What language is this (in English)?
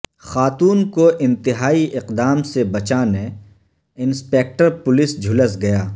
Urdu